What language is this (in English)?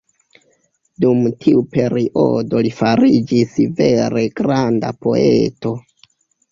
Esperanto